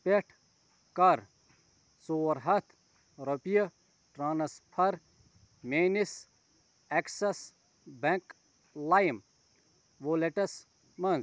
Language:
Kashmiri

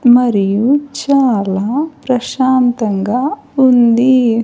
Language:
Telugu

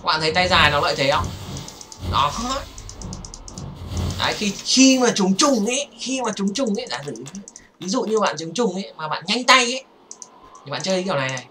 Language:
Vietnamese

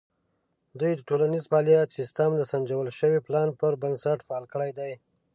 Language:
Pashto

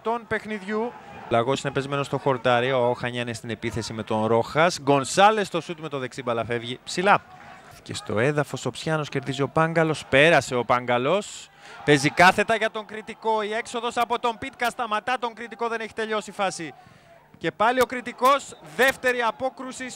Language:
Greek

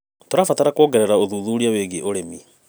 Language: Kikuyu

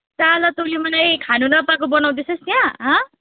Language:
Nepali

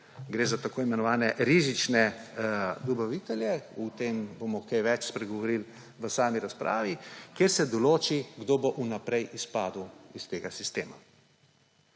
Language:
Slovenian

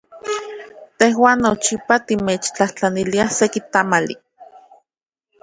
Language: Central Puebla Nahuatl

